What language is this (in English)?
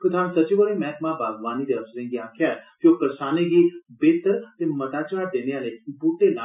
Dogri